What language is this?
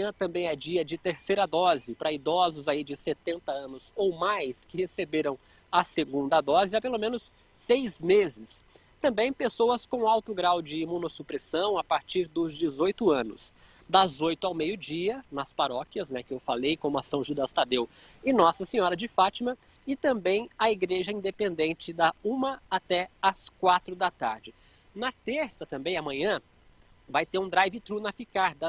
Portuguese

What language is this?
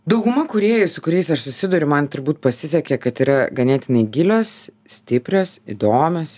Lithuanian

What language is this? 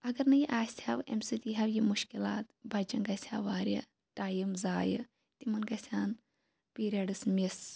Kashmiri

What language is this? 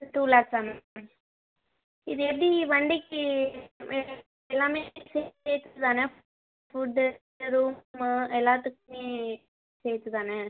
Tamil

